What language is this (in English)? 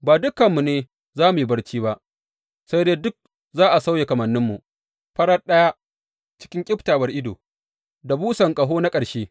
Hausa